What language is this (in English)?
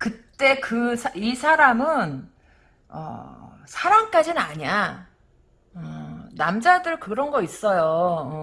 Korean